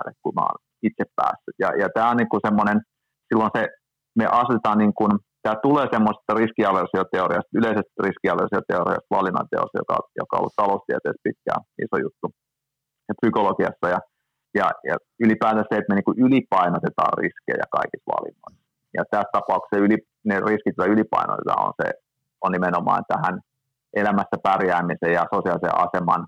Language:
Finnish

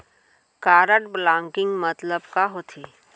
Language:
Chhattisgarhi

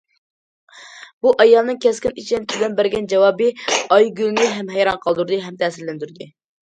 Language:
Uyghur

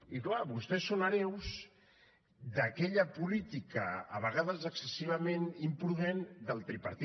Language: Catalan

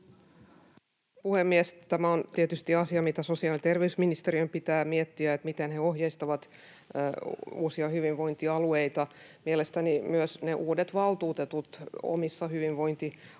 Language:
Finnish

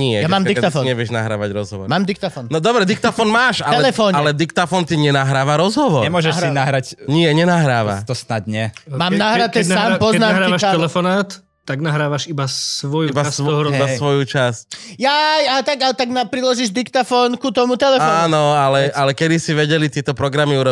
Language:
Slovak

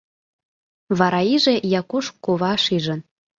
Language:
Mari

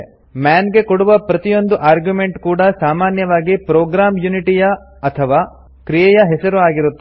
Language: Kannada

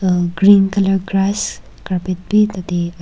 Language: Naga Pidgin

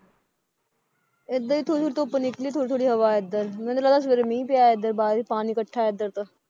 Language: Punjabi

